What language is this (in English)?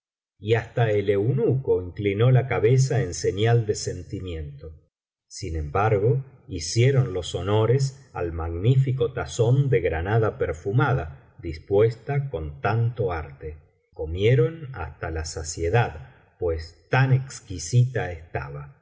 Spanish